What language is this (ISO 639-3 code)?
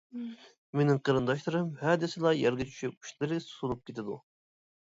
uig